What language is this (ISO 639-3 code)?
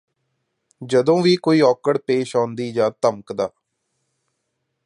pan